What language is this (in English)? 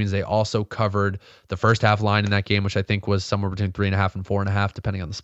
English